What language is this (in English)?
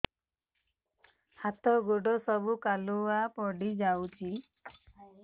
Odia